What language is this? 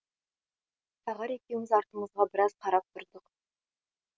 Kazakh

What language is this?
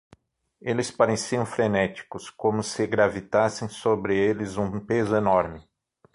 Portuguese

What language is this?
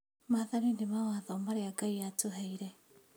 Kikuyu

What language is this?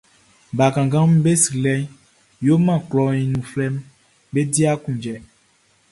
Baoulé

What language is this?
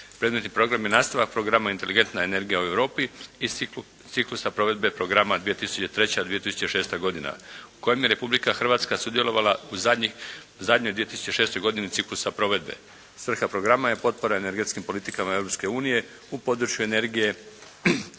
Croatian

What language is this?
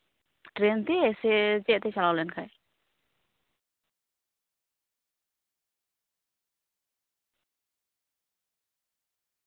Santali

